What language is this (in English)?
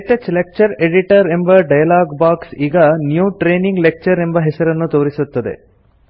Kannada